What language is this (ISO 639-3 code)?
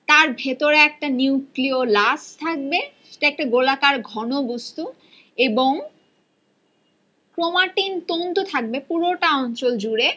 ben